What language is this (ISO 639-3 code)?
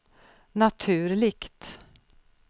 swe